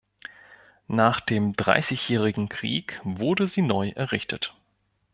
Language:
German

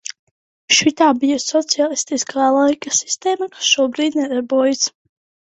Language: Latvian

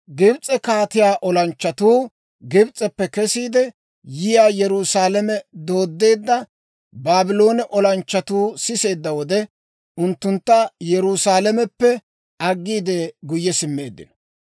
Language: Dawro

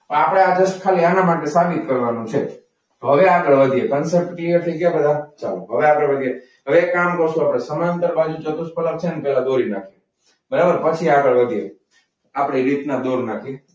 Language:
Gujarati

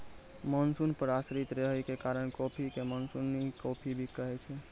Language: Maithili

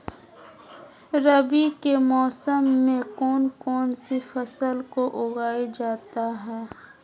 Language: Magahi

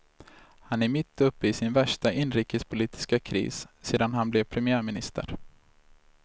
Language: Swedish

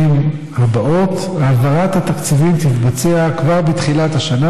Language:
Hebrew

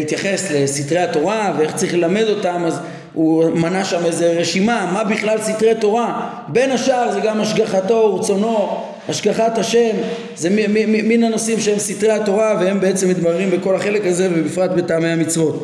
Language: Hebrew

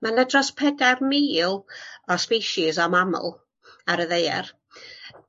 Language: Welsh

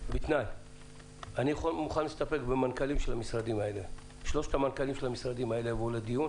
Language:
Hebrew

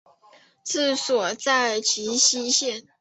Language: Chinese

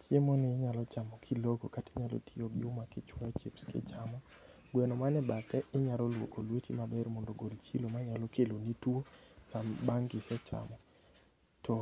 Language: Luo (Kenya and Tanzania)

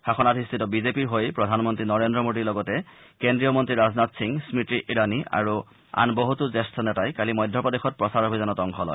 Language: Assamese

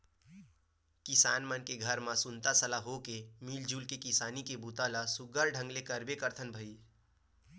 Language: Chhattisgarhi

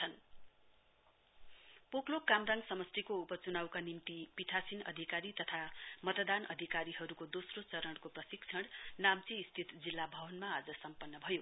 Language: Nepali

